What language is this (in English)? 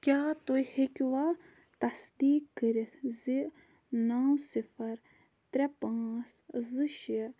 Kashmiri